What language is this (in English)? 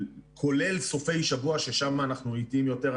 Hebrew